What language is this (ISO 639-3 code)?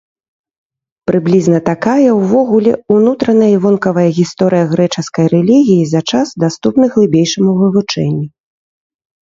bel